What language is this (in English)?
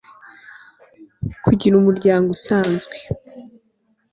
Kinyarwanda